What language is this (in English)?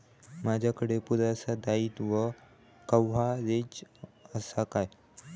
Marathi